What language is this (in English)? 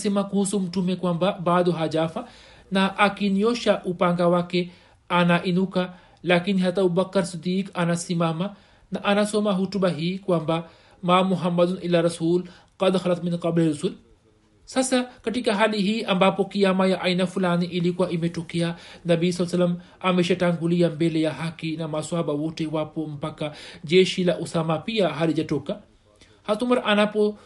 Swahili